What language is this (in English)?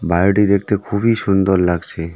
Bangla